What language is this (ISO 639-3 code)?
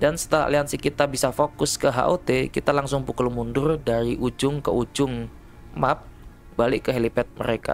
ind